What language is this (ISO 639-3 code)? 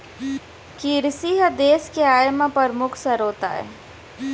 hne